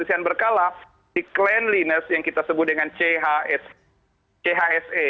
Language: Indonesian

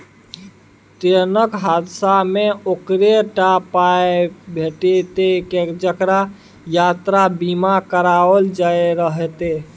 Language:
Maithili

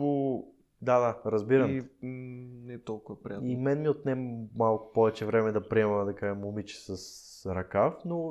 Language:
Bulgarian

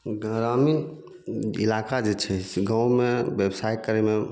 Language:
Maithili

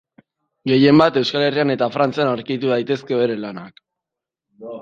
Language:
Basque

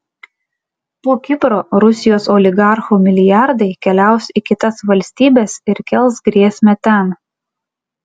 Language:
Lithuanian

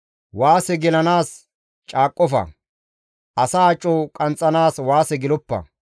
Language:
Gamo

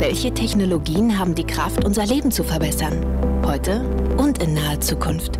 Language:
German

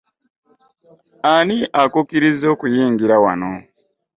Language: Ganda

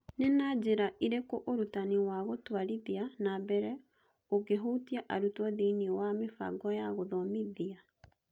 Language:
Kikuyu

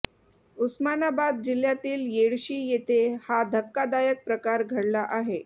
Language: Marathi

